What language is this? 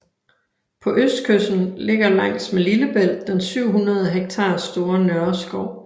Danish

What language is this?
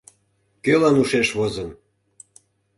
Mari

